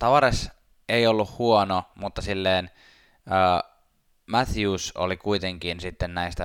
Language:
Finnish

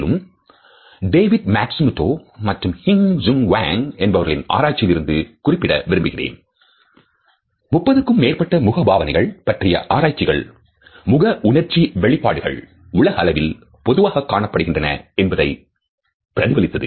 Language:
Tamil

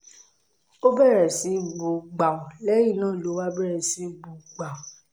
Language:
Yoruba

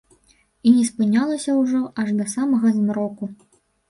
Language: Belarusian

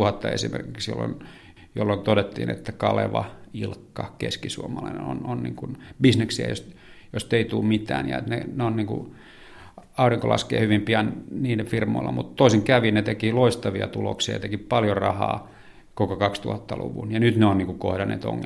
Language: Finnish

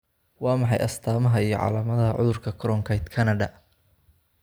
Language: Somali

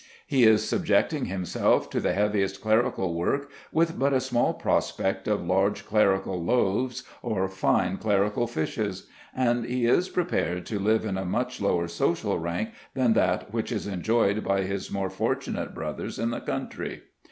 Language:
English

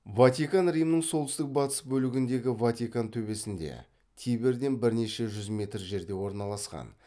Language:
Kazakh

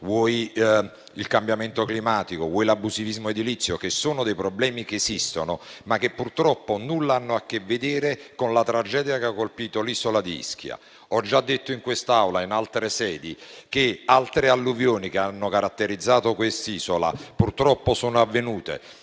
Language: Italian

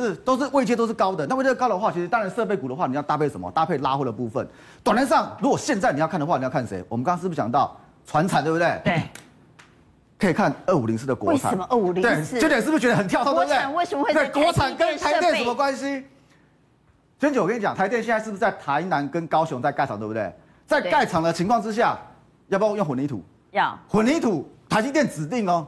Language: Chinese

